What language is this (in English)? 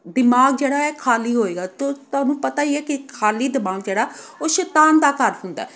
Punjabi